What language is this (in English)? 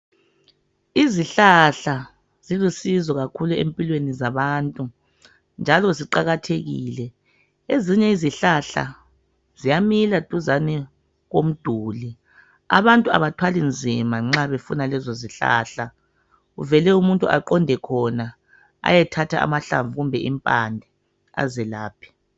North Ndebele